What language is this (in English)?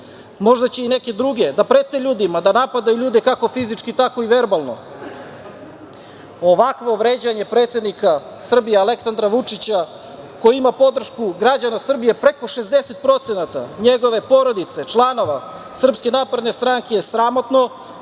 Serbian